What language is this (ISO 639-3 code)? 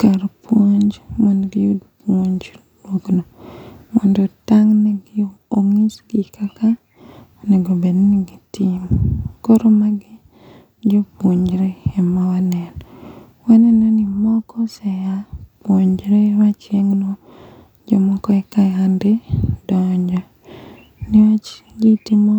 luo